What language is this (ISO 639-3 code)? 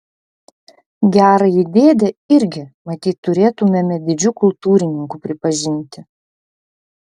lit